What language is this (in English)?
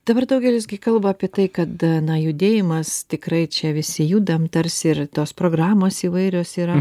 Lithuanian